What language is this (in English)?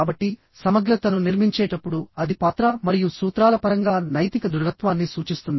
Telugu